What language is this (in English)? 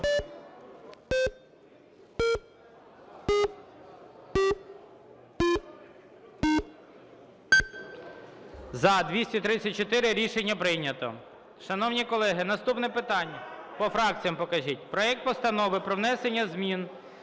Ukrainian